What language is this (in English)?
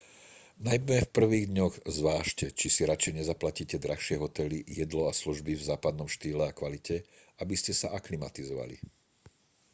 Slovak